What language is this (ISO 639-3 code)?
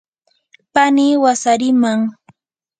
qur